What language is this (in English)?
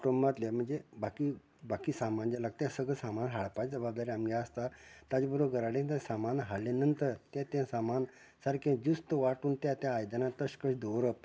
Konkani